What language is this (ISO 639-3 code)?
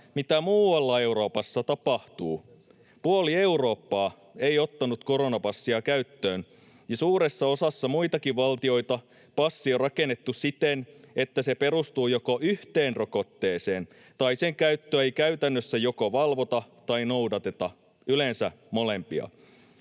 fin